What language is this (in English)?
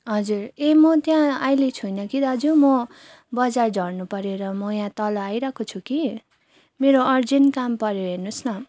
Nepali